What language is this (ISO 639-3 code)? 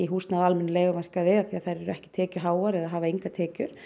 isl